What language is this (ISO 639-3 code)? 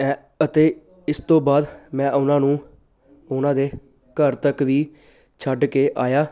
pan